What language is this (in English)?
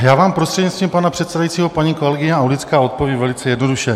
Czech